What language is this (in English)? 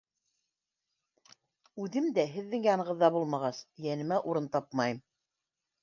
Bashkir